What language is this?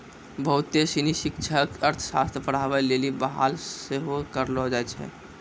Maithili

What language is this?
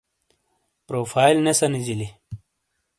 Shina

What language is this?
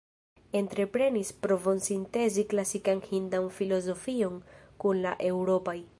Esperanto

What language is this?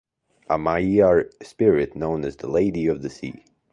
English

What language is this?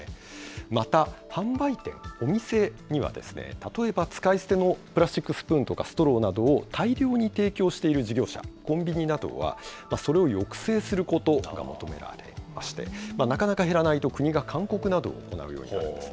Japanese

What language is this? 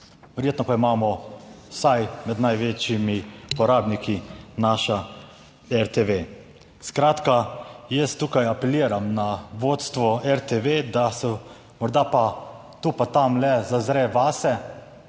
Slovenian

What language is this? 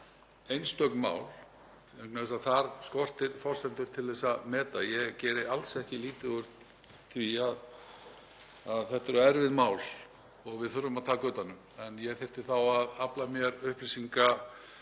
Icelandic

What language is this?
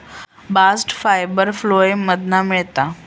Marathi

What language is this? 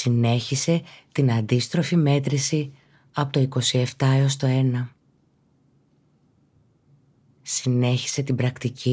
Greek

